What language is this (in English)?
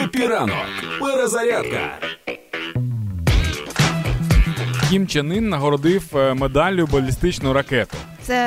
Ukrainian